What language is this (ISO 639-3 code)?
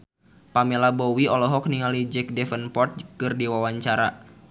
sun